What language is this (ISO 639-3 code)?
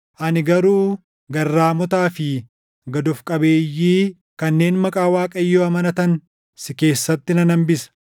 orm